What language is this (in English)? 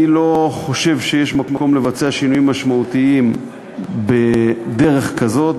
Hebrew